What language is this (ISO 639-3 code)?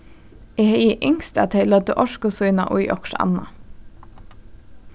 fao